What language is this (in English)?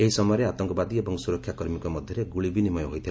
Odia